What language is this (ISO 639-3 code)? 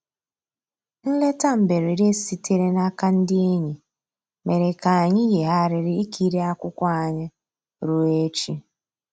ibo